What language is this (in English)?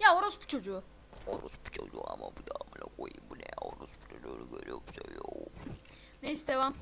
Turkish